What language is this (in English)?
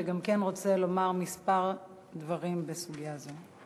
Hebrew